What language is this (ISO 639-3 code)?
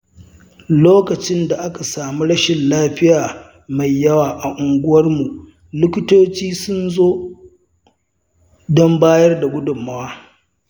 hau